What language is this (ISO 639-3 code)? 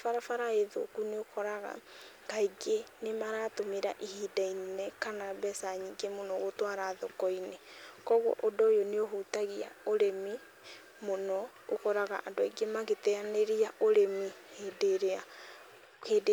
kik